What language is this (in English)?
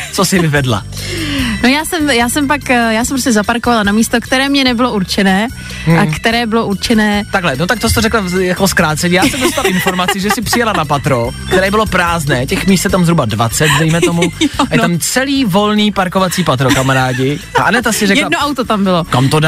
Czech